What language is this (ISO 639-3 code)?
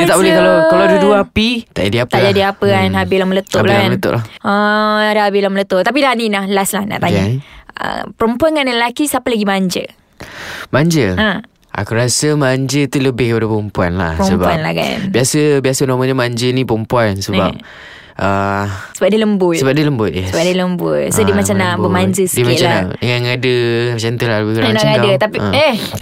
msa